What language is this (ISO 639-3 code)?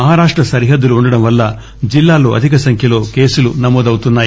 tel